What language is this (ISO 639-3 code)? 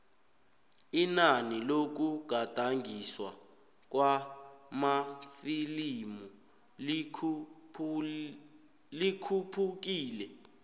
nbl